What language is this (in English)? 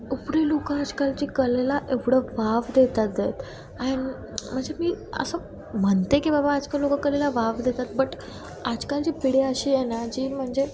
Marathi